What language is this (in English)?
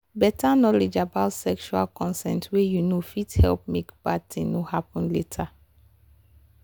Nigerian Pidgin